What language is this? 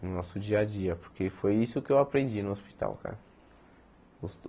Portuguese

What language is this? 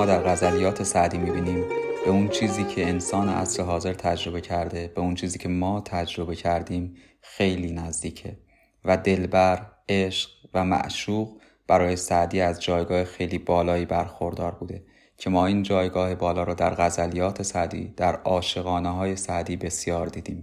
Persian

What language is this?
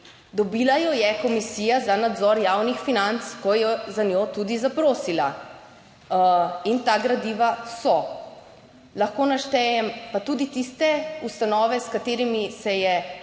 Slovenian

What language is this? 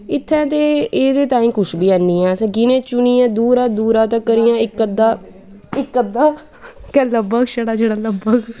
Dogri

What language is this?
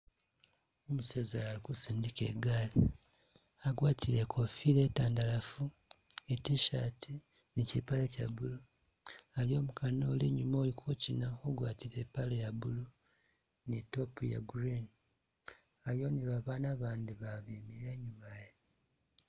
Masaaba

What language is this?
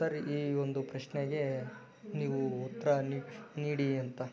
Kannada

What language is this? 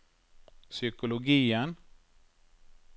Norwegian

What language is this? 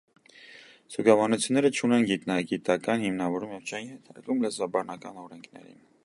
Armenian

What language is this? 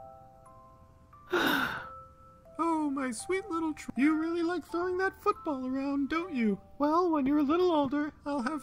English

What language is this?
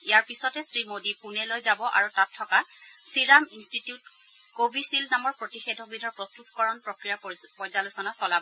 Assamese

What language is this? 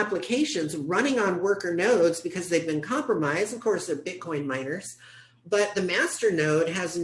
English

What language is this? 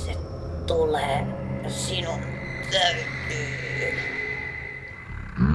Finnish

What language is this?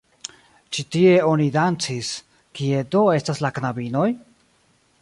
Esperanto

